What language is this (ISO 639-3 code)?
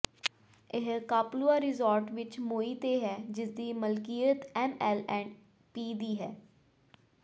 pan